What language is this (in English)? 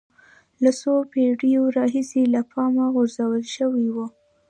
Pashto